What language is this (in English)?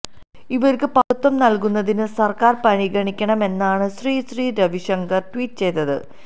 Malayalam